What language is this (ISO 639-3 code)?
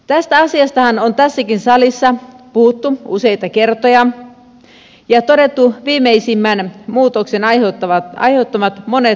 fin